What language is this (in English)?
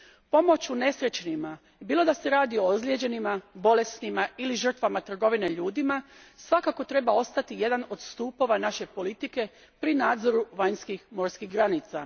Croatian